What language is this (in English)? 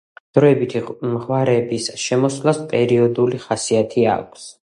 Georgian